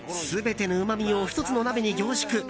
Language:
Japanese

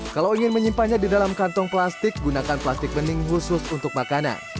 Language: Indonesian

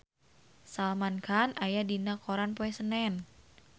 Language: Sundanese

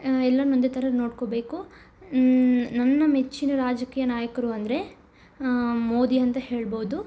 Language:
Kannada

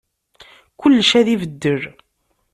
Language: Kabyle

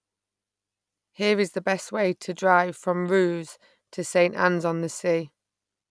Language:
English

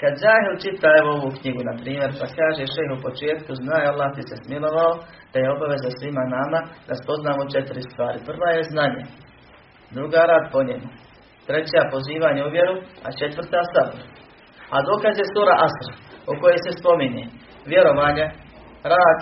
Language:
Croatian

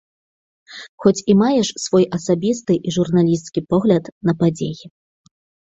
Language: Belarusian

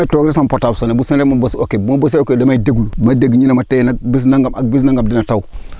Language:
Wolof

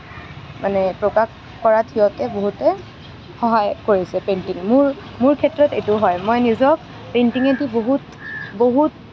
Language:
Assamese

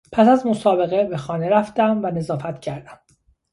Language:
Persian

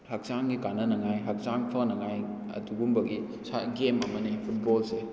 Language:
Manipuri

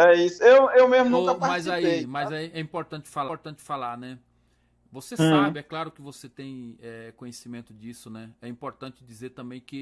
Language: Portuguese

